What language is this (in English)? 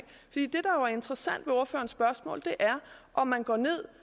Danish